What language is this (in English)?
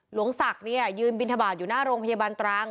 Thai